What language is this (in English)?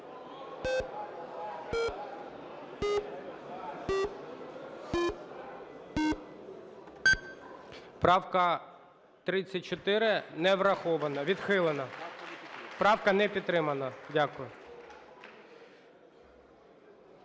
Ukrainian